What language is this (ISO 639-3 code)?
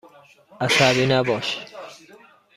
fas